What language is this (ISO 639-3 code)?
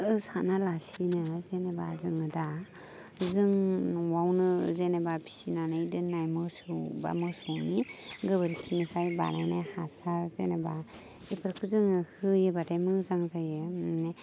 brx